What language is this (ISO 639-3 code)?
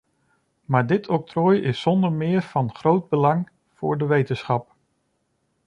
nld